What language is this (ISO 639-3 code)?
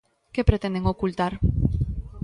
glg